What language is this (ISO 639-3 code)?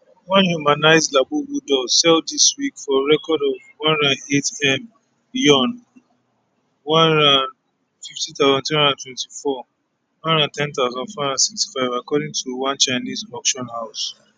pcm